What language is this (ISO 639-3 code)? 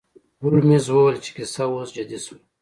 pus